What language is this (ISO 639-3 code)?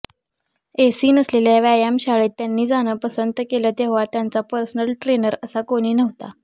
mar